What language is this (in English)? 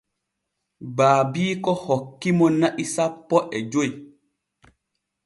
Borgu Fulfulde